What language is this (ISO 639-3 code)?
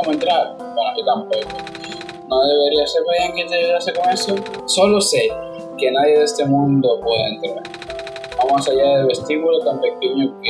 spa